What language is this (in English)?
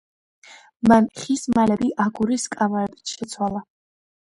Georgian